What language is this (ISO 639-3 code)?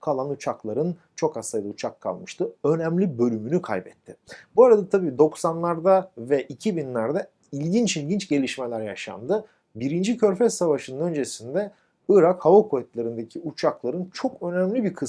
tur